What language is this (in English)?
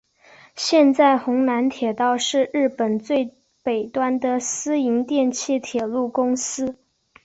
Chinese